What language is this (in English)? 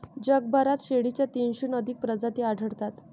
Marathi